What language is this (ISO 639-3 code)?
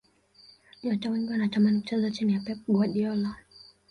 swa